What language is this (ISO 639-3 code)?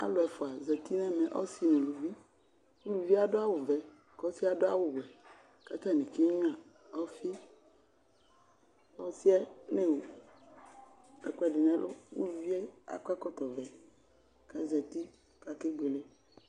kpo